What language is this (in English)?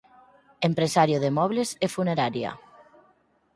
Galician